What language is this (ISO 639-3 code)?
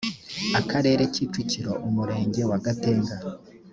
kin